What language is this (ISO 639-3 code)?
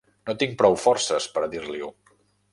cat